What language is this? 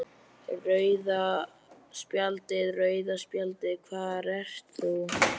Icelandic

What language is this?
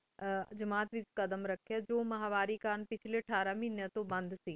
Punjabi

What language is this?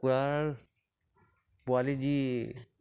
Assamese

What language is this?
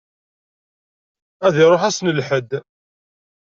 Kabyle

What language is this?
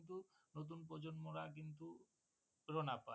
Bangla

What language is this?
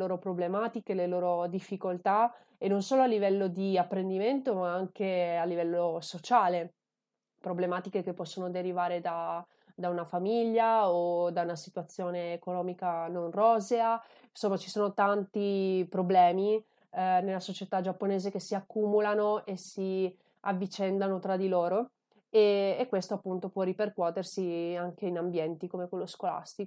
Italian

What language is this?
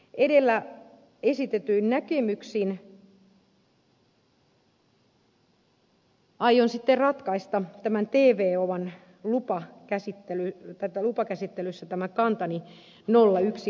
Finnish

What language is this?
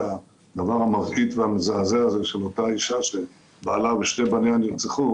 Hebrew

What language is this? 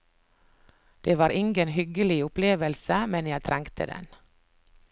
Norwegian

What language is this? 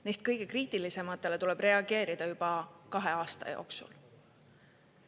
Estonian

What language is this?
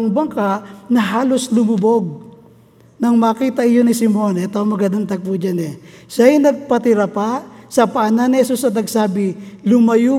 Filipino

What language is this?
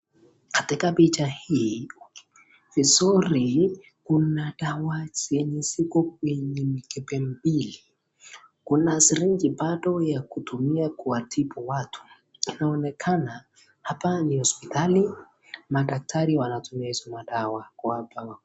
Swahili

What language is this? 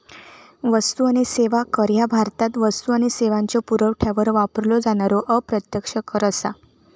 Marathi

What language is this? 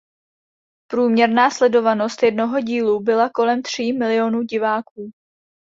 Czech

